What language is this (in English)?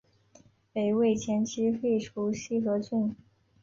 Chinese